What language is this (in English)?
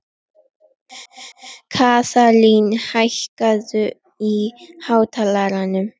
Icelandic